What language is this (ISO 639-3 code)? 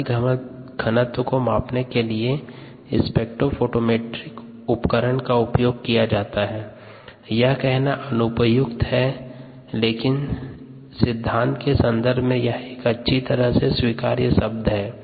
hin